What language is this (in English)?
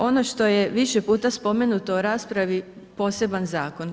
Croatian